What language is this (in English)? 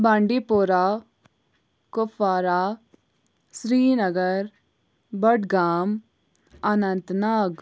Kashmiri